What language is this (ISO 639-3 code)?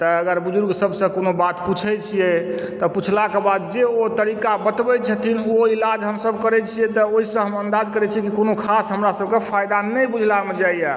mai